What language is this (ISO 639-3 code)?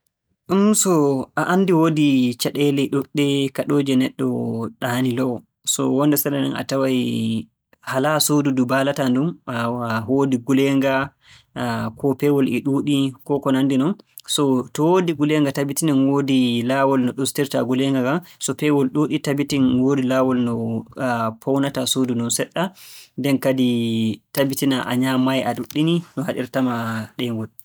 fue